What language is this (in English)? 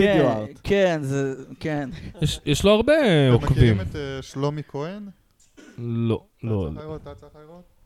Hebrew